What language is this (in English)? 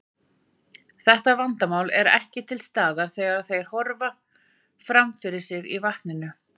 Icelandic